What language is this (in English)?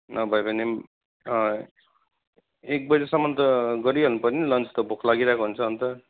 Nepali